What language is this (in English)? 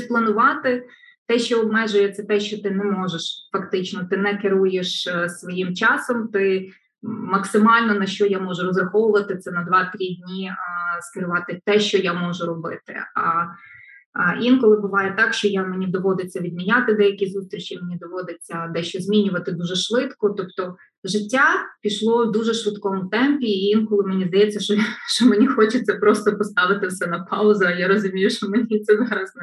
Ukrainian